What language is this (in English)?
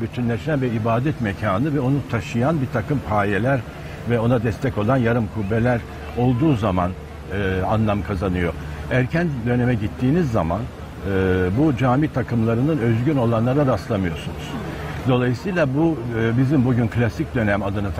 Turkish